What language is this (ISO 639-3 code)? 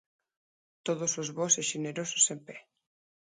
glg